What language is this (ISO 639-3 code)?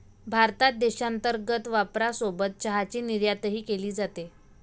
mar